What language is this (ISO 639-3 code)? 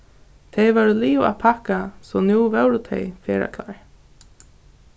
fao